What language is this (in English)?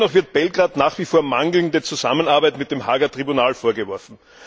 German